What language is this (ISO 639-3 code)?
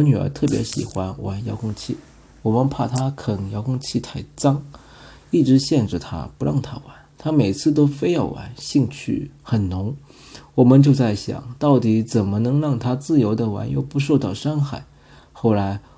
zho